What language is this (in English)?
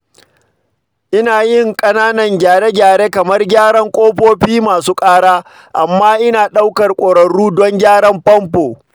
Hausa